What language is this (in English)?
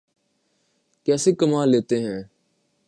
Urdu